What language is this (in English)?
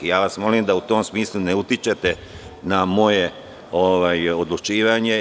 Serbian